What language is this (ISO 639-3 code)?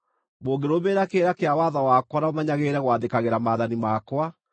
kik